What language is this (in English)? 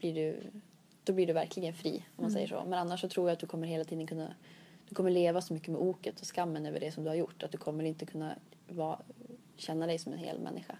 Swedish